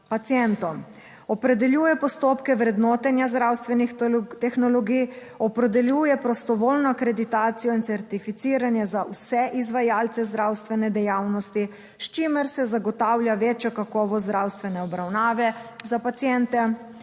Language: Slovenian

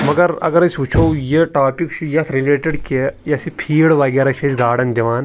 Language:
Kashmiri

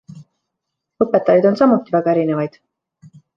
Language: Estonian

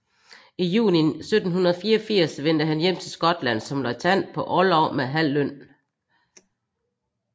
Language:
Danish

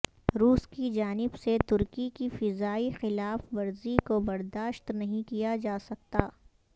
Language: Urdu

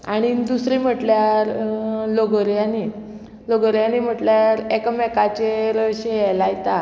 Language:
Konkani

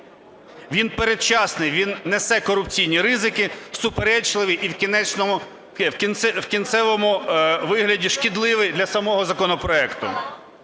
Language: Ukrainian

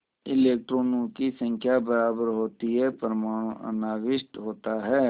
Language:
Hindi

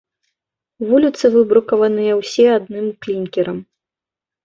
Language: Belarusian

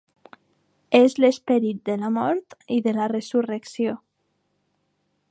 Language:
Catalan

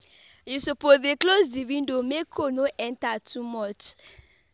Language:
Nigerian Pidgin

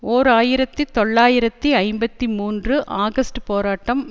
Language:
Tamil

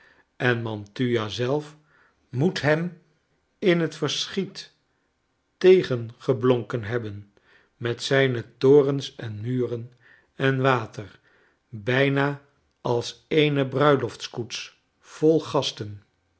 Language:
Dutch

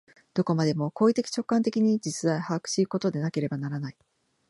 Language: Japanese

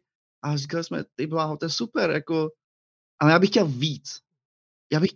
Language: Czech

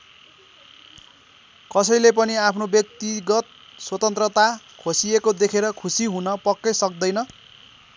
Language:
Nepali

